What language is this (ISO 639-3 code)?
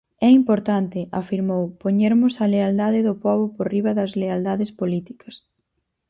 glg